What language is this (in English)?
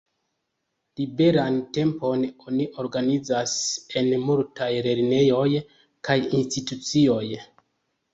Esperanto